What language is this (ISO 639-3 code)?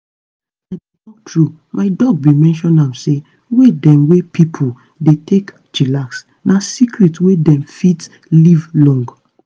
pcm